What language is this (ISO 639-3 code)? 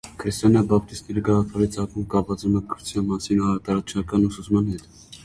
hye